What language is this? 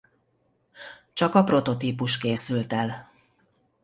Hungarian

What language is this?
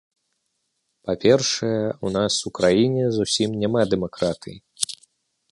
Belarusian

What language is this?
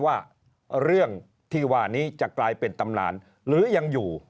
Thai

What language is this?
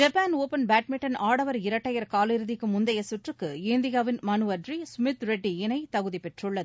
Tamil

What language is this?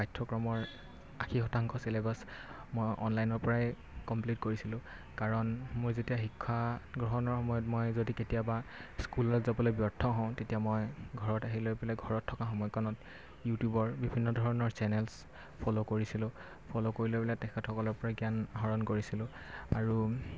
Assamese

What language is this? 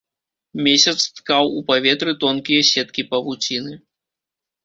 Belarusian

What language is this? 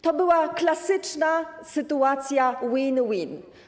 Polish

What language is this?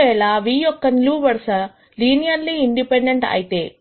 Telugu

